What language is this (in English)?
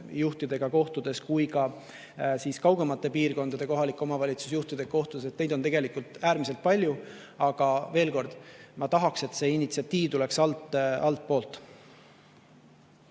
Estonian